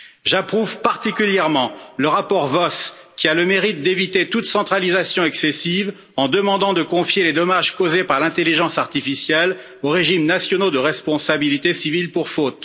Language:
French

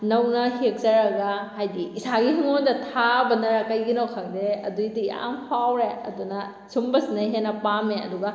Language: Manipuri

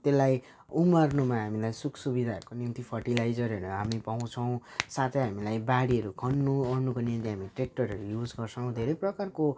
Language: Nepali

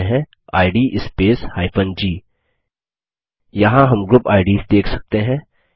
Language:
Hindi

